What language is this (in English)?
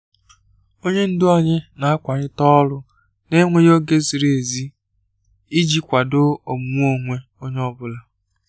Igbo